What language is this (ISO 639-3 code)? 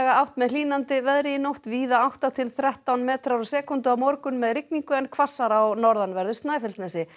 isl